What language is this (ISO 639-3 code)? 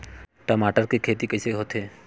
hne